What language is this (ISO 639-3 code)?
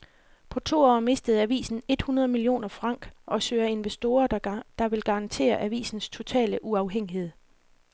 dan